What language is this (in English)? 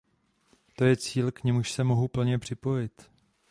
Czech